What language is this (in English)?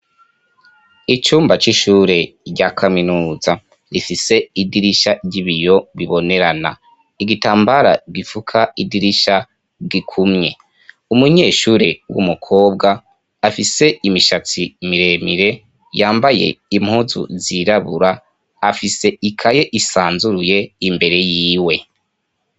Rundi